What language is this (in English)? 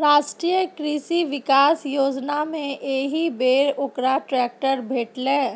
Maithili